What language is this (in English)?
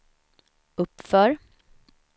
Swedish